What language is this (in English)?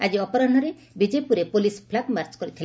Odia